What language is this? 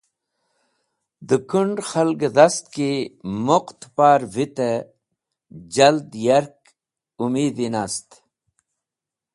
Wakhi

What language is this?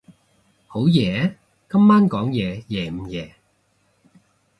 Cantonese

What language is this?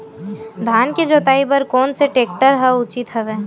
Chhattisgarhi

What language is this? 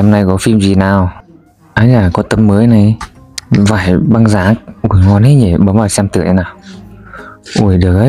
Vietnamese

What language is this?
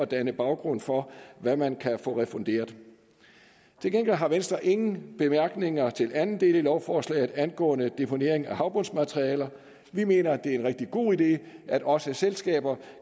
Danish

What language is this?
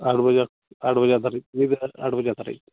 Santali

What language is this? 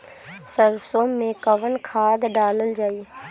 Bhojpuri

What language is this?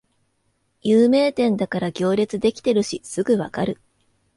Japanese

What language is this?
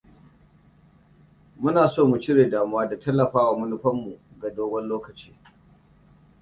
Hausa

